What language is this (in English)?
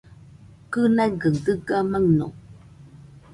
Nüpode Huitoto